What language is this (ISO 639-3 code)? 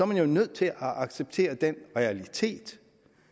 dan